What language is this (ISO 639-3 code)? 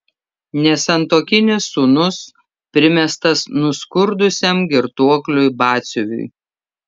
lit